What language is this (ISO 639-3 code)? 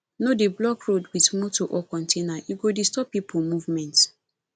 pcm